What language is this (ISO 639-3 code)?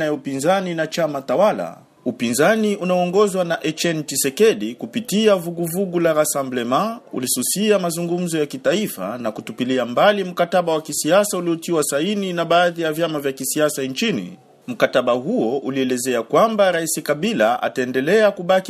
swa